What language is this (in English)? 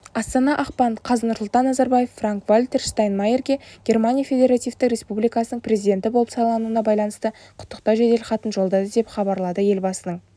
Kazakh